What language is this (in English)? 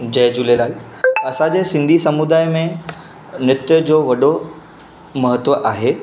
Sindhi